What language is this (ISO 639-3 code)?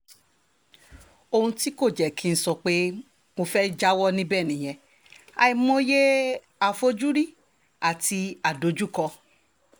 yor